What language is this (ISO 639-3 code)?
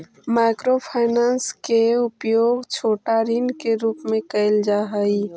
mag